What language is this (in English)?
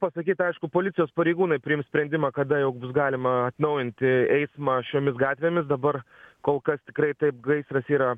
Lithuanian